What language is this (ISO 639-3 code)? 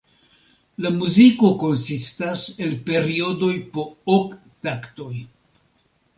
epo